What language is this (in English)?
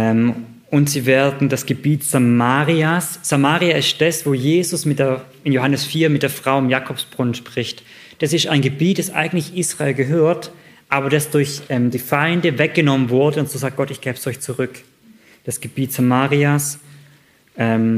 German